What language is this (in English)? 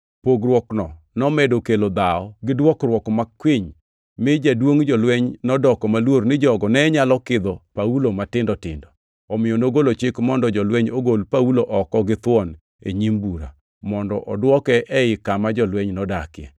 Luo (Kenya and Tanzania)